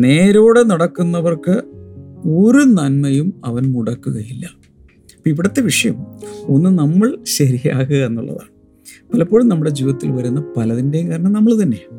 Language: Malayalam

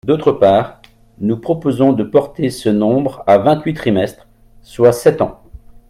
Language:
French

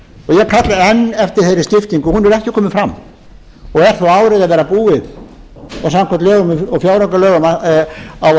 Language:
Icelandic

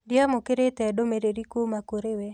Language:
Kikuyu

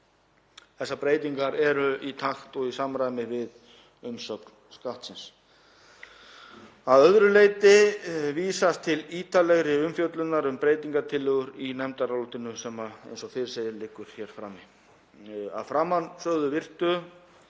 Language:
Icelandic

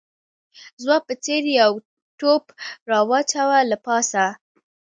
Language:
Pashto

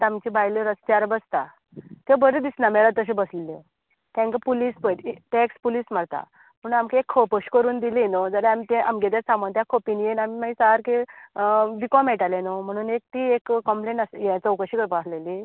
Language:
Konkani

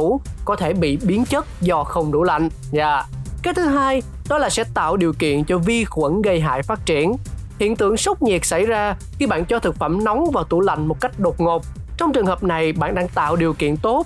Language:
Vietnamese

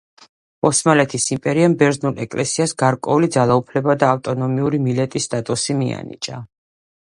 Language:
Georgian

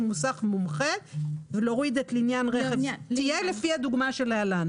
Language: Hebrew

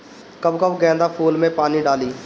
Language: Bhojpuri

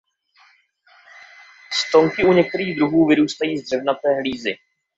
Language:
Czech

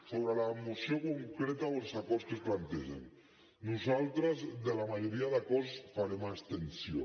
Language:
Catalan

